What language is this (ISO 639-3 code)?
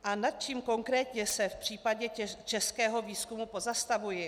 ces